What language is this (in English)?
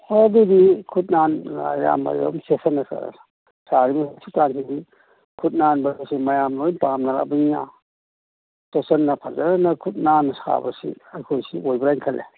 Manipuri